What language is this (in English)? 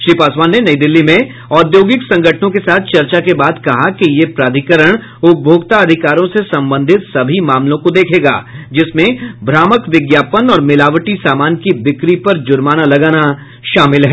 Hindi